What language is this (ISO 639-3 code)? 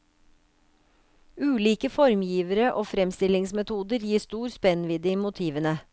nor